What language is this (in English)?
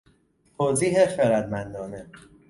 Persian